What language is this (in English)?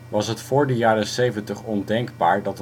Dutch